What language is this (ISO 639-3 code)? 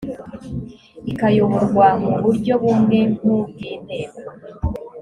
kin